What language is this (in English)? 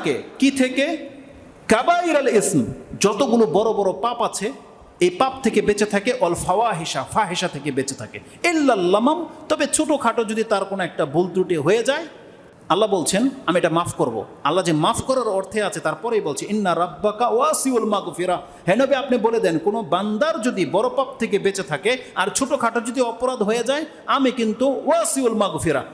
Indonesian